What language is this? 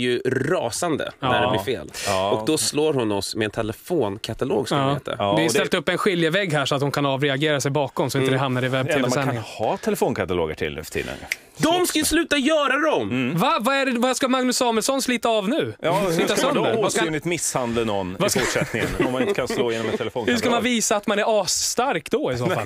Swedish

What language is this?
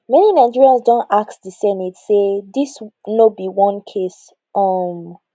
Nigerian Pidgin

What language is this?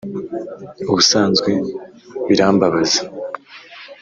Kinyarwanda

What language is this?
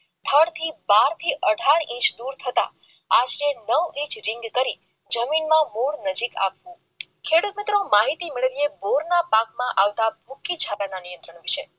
Gujarati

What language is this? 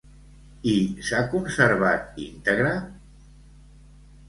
Catalan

